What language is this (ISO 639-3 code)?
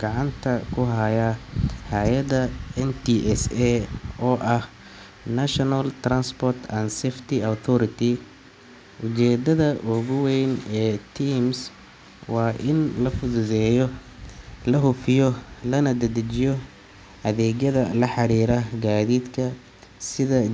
som